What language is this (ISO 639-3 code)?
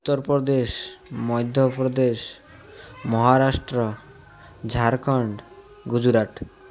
ori